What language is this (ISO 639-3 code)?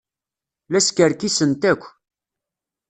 kab